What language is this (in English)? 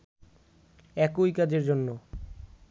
Bangla